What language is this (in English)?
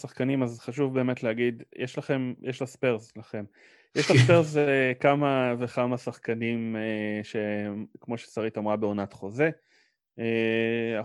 Hebrew